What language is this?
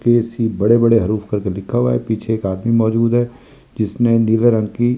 Hindi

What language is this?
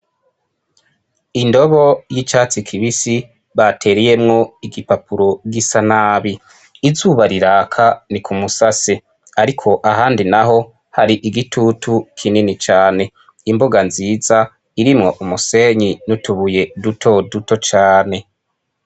Rundi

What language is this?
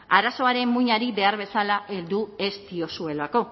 Basque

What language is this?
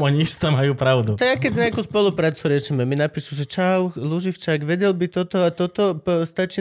Slovak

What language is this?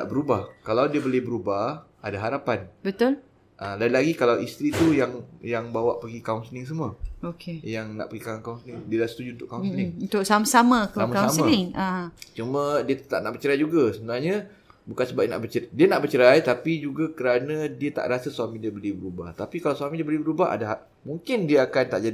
Malay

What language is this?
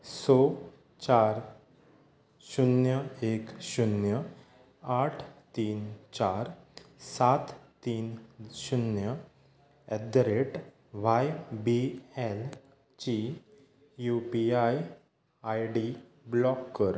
Konkani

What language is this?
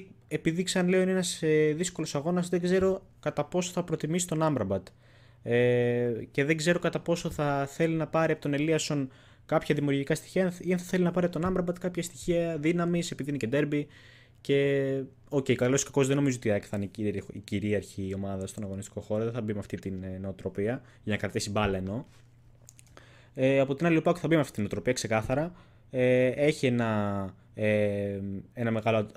Greek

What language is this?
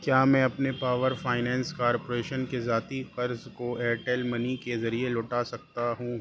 Urdu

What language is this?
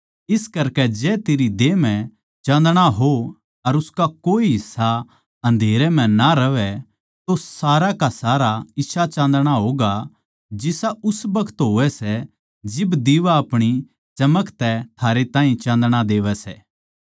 Haryanvi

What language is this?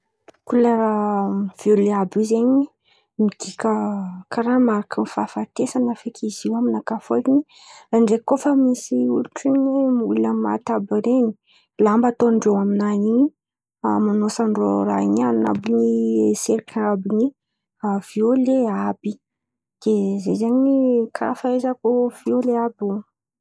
Antankarana Malagasy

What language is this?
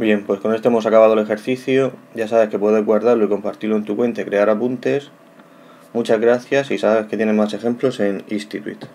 Spanish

